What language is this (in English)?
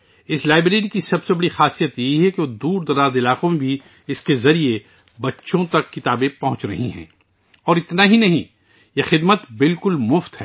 Urdu